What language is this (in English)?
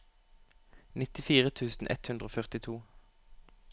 Norwegian